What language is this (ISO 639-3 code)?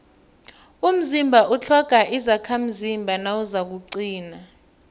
nbl